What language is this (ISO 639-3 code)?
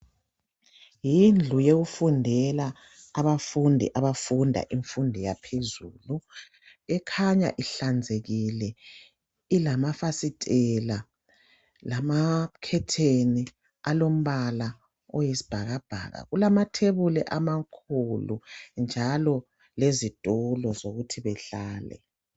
nde